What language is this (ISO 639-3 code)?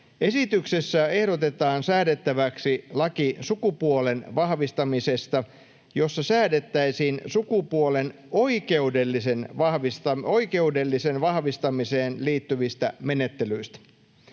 fin